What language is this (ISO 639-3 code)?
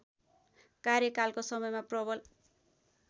nep